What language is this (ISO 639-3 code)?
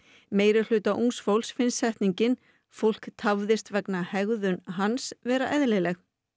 isl